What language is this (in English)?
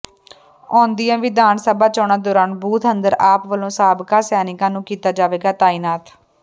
Punjabi